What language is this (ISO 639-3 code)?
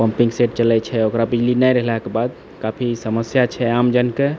mai